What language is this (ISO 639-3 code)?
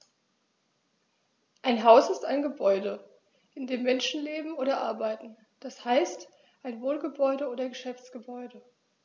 deu